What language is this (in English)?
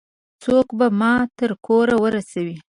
Pashto